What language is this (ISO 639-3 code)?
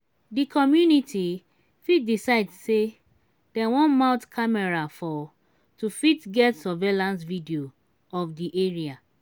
pcm